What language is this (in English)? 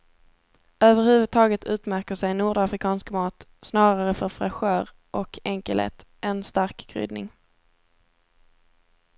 Swedish